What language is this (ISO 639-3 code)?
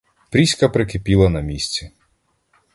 ukr